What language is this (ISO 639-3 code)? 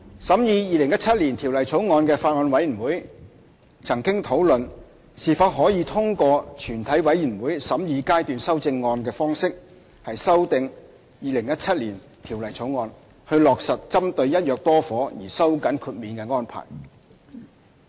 yue